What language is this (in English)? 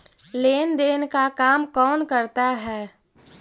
Magahi